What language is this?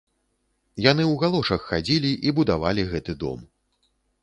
Belarusian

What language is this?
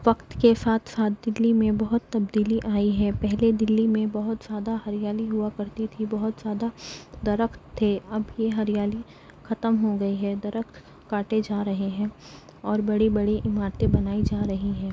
Urdu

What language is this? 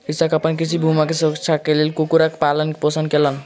Maithili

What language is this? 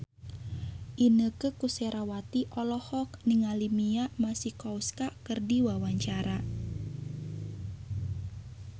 Sundanese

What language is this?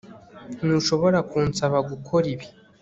Kinyarwanda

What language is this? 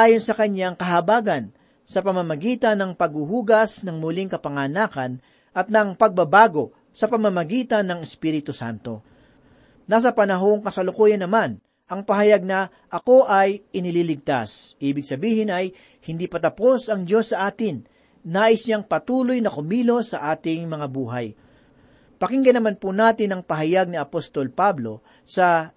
Filipino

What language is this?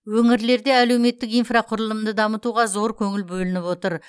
Kazakh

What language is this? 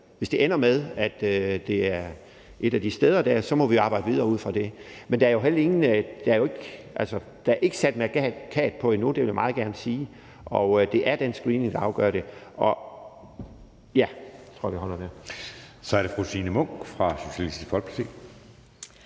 Danish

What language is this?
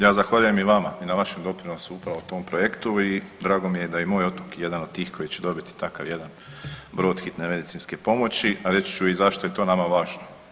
Croatian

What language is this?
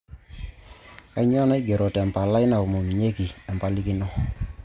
Masai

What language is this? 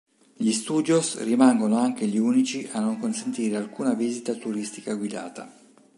Italian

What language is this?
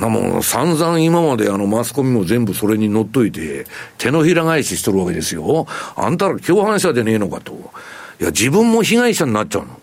Japanese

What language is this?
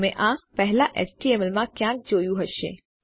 Gujarati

